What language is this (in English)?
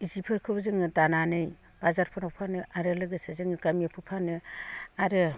Bodo